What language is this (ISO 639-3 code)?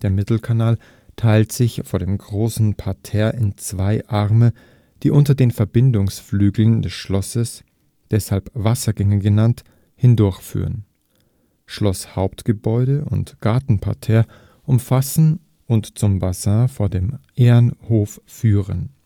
deu